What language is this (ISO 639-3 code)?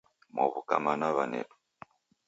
dav